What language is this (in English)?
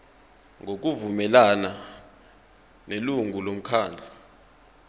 Zulu